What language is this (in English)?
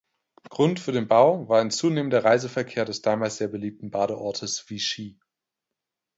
German